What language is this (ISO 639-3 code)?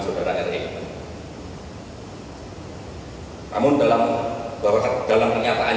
ind